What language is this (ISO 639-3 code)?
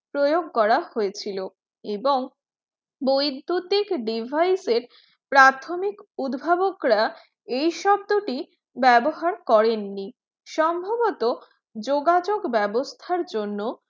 ben